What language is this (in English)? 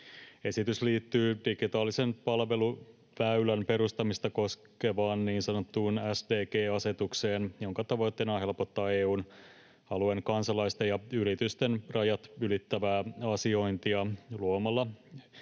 Finnish